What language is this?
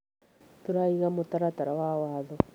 Kikuyu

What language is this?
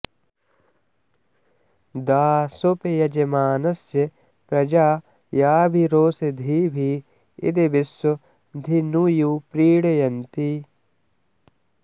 Sanskrit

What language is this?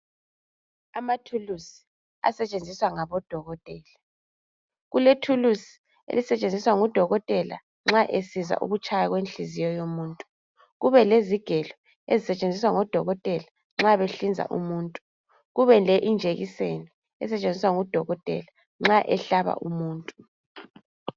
North Ndebele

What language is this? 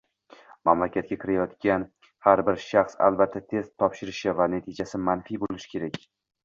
Uzbek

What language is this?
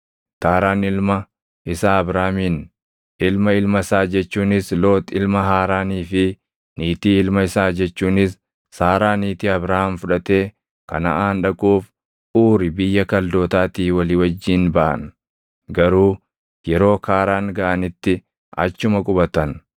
Oromo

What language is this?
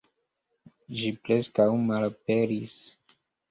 Esperanto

